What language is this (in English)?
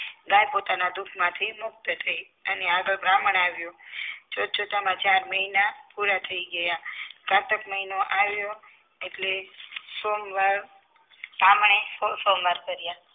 Gujarati